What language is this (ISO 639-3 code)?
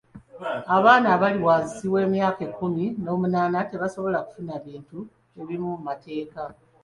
lug